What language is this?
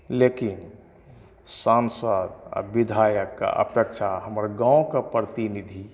Maithili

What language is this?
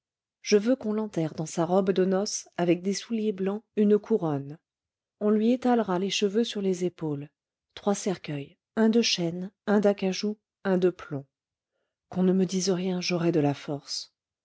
French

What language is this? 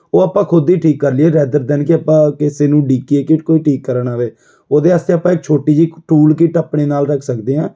Punjabi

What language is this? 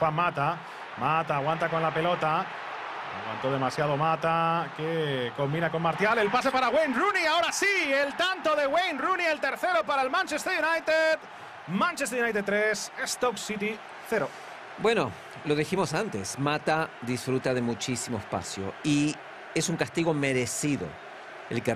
Spanish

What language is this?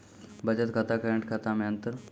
Maithili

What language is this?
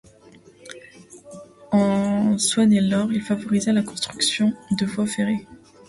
French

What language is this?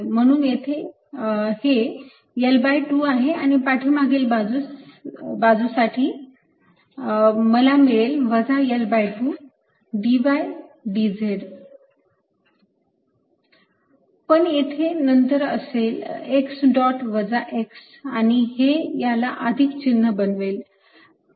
Marathi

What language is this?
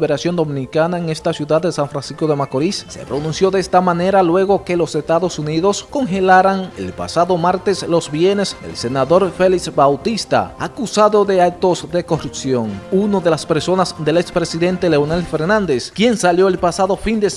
Spanish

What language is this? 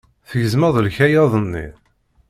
Kabyle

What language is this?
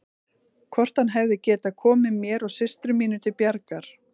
Icelandic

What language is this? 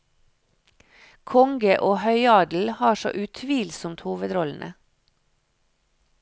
Norwegian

